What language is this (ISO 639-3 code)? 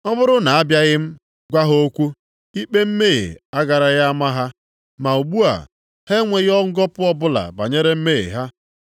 ibo